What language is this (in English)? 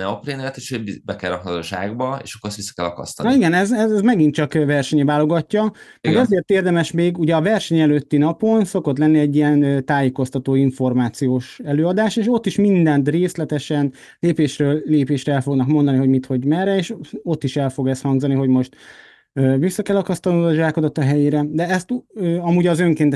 Hungarian